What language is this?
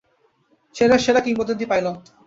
Bangla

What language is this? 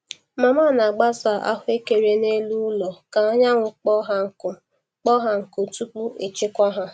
Igbo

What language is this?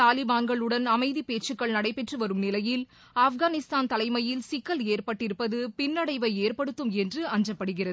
Tamil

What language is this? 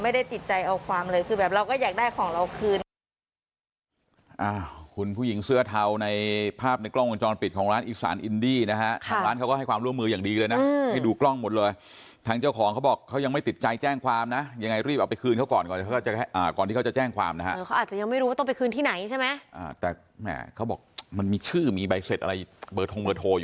Thai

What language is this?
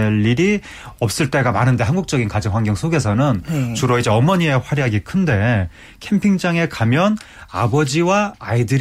Korean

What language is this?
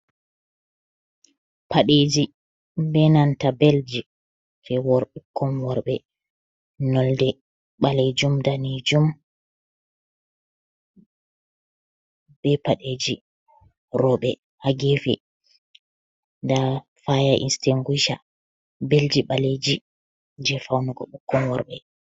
Fula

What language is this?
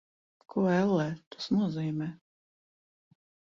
Latvian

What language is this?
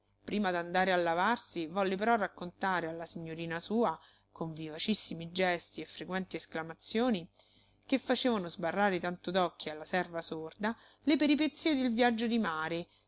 Italian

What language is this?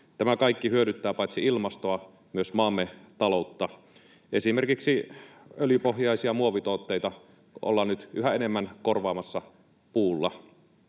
Finnish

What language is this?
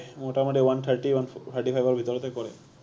Assamese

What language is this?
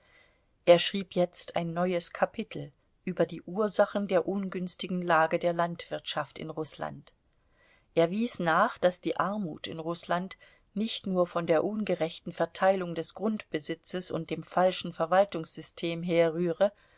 German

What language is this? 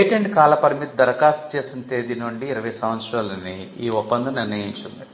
Telugu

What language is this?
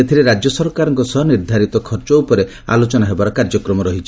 Odia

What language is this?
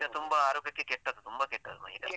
Kannada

